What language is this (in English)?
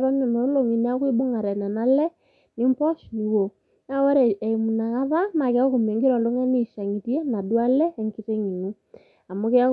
Masai